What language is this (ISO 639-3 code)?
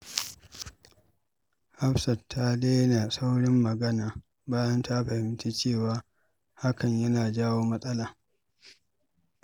hau